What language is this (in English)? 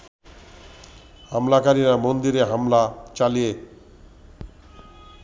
Bangla